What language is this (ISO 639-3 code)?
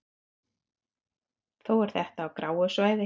isl